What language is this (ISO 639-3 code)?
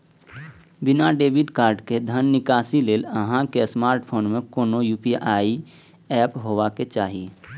mai